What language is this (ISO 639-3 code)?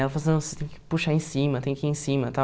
por